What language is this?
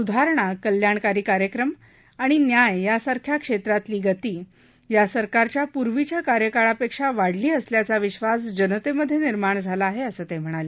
Marathi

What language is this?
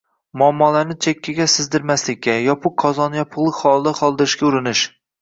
Uzbek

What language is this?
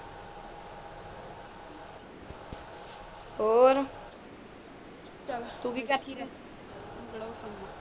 Punjabi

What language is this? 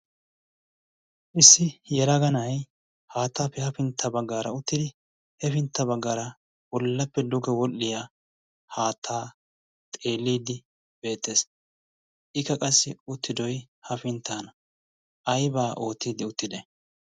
Wolaytta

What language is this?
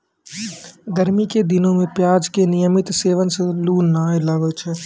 Maithili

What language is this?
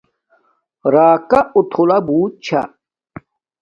Domaaki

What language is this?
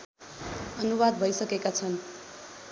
Nepali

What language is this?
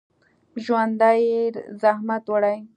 Pashto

